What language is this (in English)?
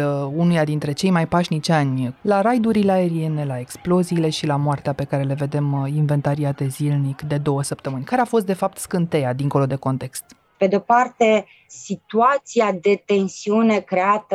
Romanian